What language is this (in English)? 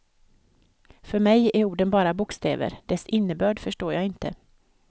Swedish